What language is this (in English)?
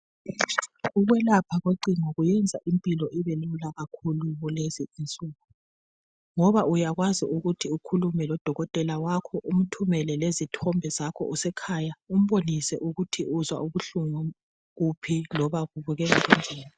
North Ndebele